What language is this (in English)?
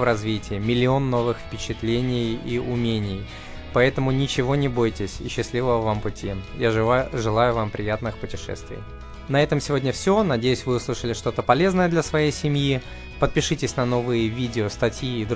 Russian